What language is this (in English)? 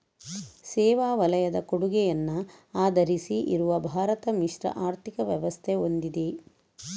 Kannada